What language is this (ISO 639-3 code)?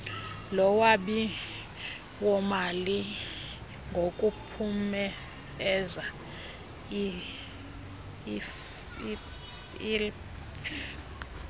xho